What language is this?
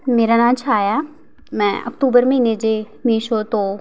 Punjabi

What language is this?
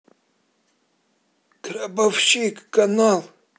Russian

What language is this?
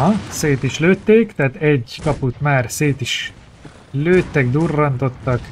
Hungarian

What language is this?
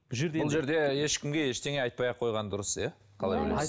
Kazakh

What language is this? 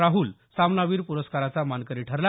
Marathi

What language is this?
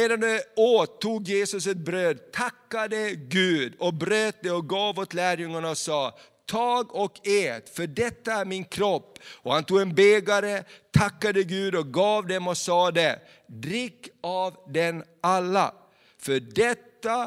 Swedish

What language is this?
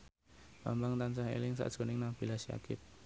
Javanese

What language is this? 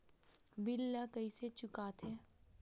Chhattisgarhi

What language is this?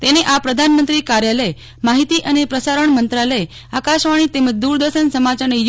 Gujarati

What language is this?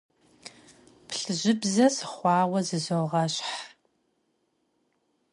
Kabardian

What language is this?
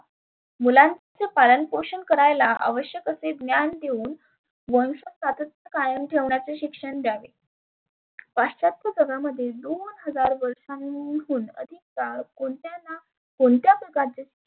Marathi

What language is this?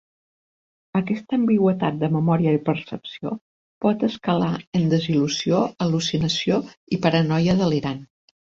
Catalan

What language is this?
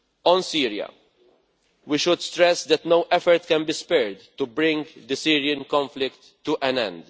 English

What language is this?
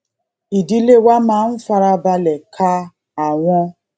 Yoruba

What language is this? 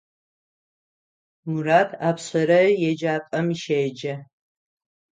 Adyghe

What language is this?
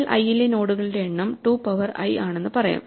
Malayalam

